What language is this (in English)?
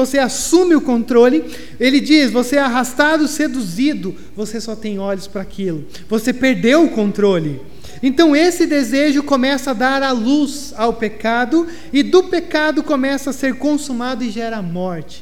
Portuguese